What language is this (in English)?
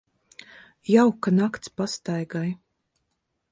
Latvian